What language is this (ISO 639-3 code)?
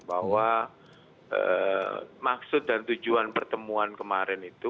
ind